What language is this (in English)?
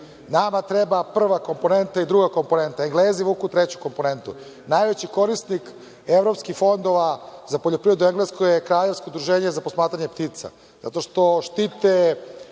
Serbian